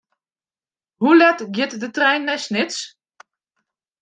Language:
Western Frisian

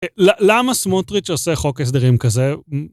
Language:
Hebrew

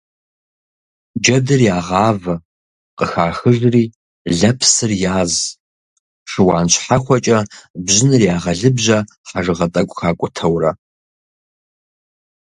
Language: Kabardian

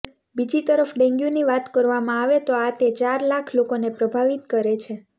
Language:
Gujarati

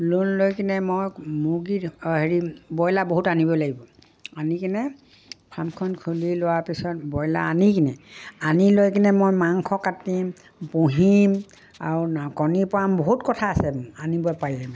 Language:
Assamese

